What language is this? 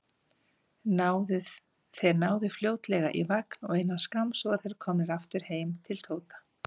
Icelandic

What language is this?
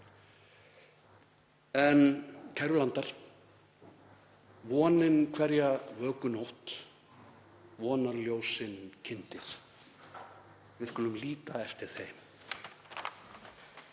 Icelandic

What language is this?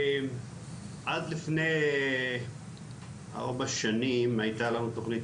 Hebrew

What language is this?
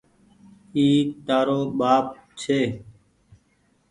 Goaria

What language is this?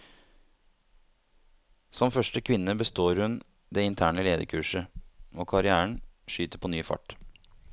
Norwegian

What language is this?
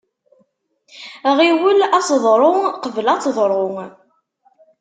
Kabyle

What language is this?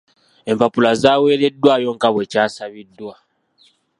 Ganda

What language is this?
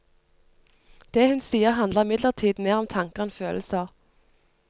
Norwegian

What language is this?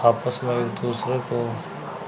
Urdu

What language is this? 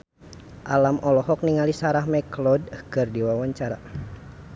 Sundanese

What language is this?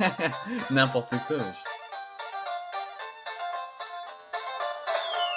French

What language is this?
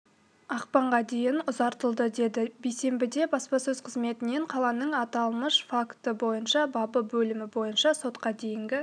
Kazakh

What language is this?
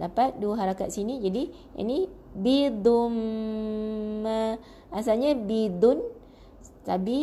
Malay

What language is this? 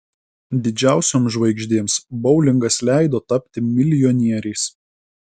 Lithuanian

